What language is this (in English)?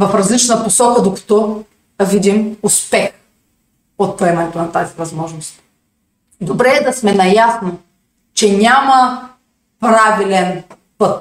Bulgarian